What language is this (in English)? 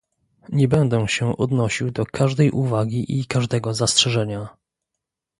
Polish